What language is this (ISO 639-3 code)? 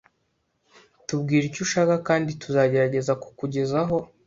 kin